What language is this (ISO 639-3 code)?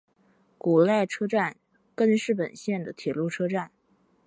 zho